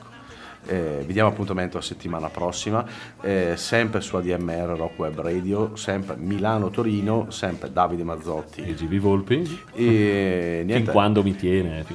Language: Italian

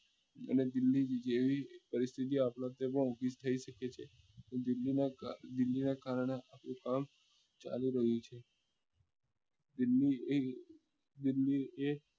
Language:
Gujarati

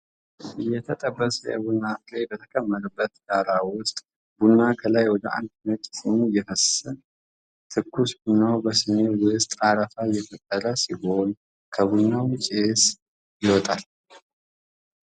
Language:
Amharic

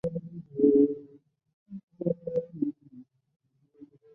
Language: Chinese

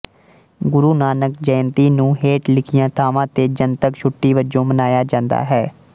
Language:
Punjabi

